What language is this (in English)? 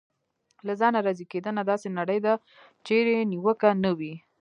Pashto